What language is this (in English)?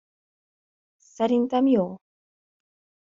Hungarian